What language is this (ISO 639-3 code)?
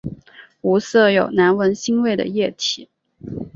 zho